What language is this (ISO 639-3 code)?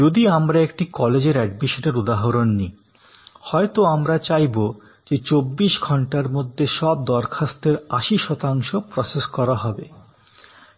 ben